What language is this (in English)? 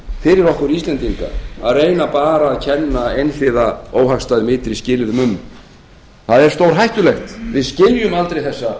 Icelandic